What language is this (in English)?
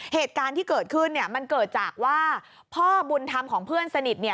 Thai